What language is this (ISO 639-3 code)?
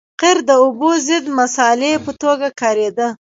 pus